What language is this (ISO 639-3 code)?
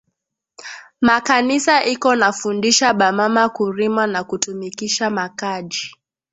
swa